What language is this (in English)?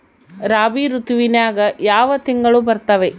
Kannada